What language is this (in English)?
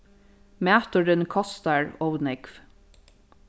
Faroese